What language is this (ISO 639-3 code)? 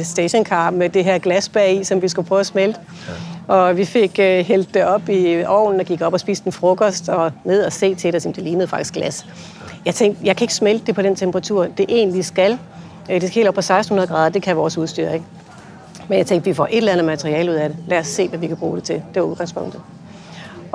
dan